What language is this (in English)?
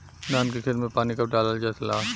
Bhojpuri